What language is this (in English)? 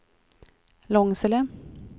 Swedish